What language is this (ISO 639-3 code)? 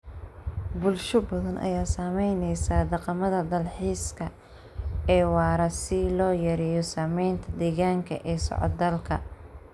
som